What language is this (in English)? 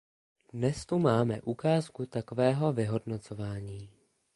Czech